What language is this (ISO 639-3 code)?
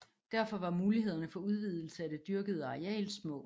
dan